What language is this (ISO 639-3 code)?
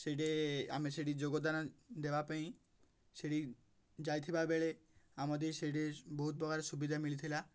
ori